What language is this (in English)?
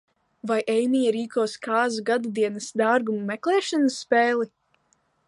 Latvian